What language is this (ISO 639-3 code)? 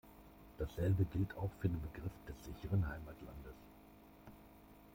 deu